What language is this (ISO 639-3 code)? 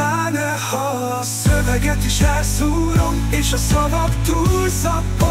hun